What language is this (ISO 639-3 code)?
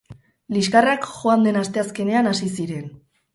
eus